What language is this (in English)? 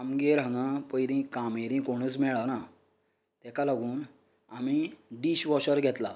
Konkani